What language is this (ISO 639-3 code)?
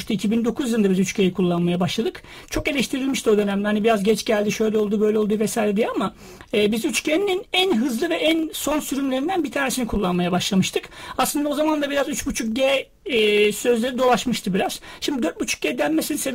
tur